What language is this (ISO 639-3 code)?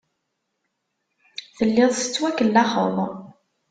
kab